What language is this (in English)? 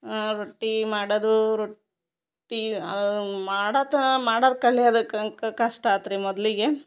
Kannada